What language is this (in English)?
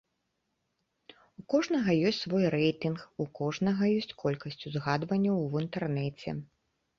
Belarusian